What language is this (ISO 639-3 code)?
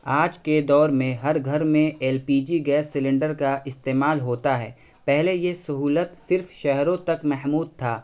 urd